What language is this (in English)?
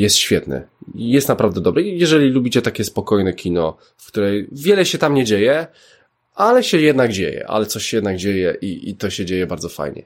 Polish